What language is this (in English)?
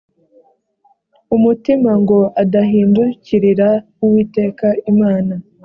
Kinyarwanda